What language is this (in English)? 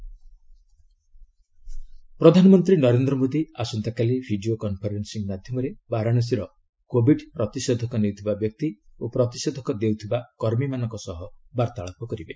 Odia